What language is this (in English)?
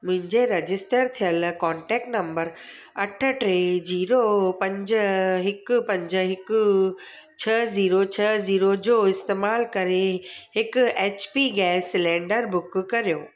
Sindhi